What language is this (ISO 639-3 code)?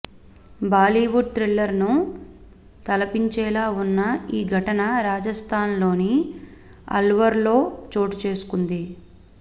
tel